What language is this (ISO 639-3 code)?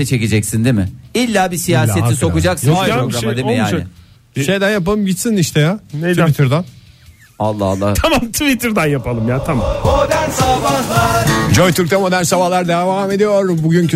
tur